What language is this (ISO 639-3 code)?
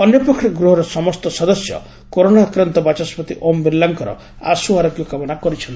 ori